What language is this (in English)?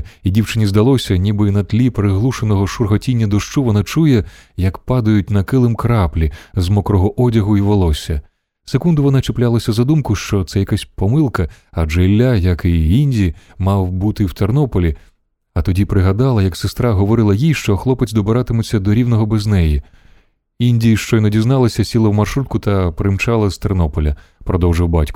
Ukrainian